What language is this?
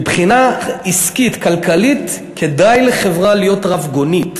Hebrew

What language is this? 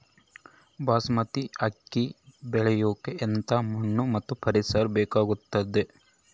Kannada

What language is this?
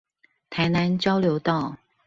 Chinese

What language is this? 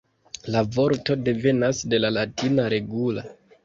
Esperanto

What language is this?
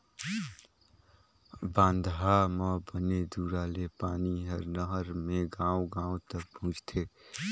Chhattisgarhi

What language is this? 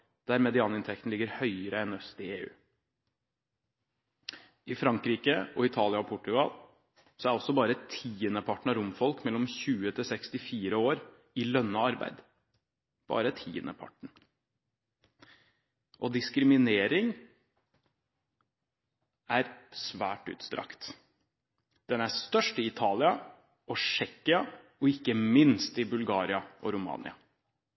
Norwegian Bokmål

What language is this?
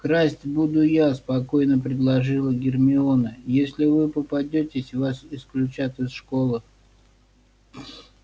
Russian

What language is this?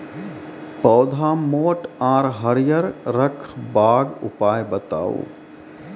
Maithili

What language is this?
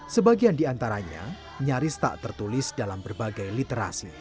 Indonesian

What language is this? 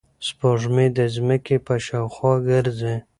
Pashto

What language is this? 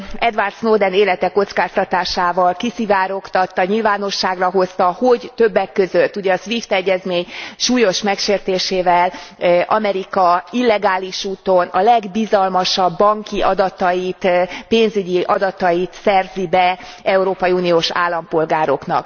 Hungarian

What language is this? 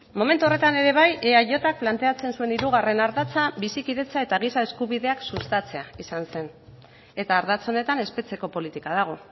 Basque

